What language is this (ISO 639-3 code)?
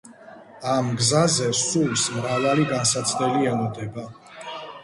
kat